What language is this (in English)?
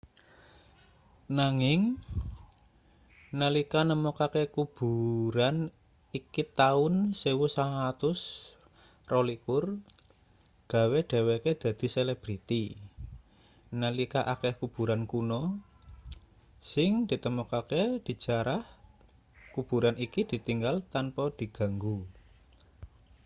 Javanese